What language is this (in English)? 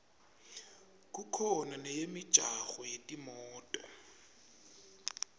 Swati